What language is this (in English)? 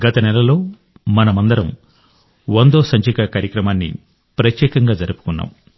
Telugu